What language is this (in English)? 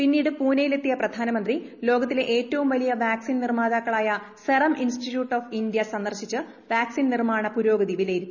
Malayalam